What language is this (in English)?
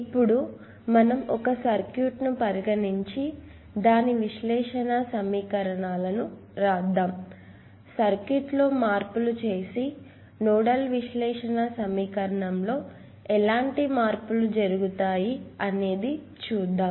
Telugu